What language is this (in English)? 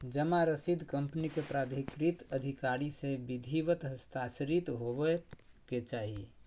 Magahi